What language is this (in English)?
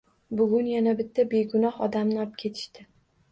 Uzbek